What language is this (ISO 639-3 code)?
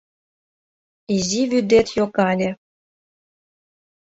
chm